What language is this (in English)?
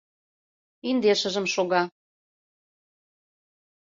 Mari